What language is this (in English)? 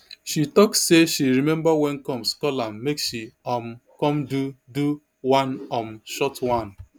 Nigerian Pidgin